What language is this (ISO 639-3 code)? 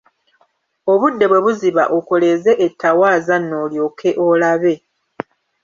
lug